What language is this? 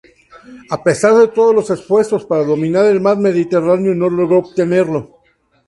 Spanish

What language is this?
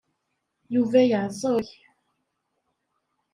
Kabyle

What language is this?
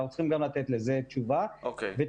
Hebrew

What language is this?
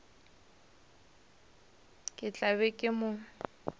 Northern Sotho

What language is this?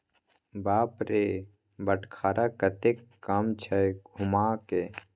Maithili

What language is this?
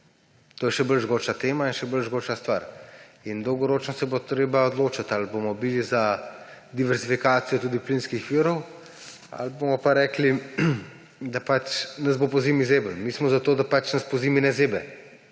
Slovenian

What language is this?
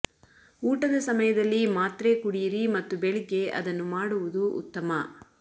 Kannada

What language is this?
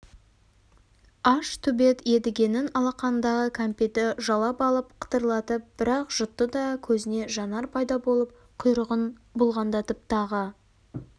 Kazakh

